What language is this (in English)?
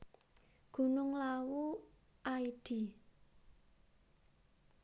Javanese